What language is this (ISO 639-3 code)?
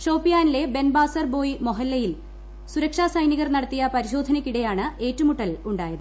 mal